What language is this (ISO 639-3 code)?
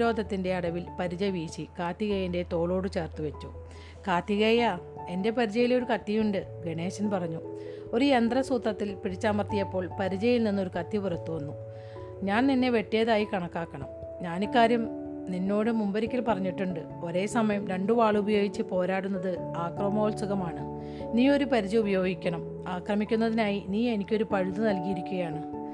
mal